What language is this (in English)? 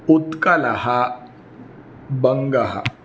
Sanskrit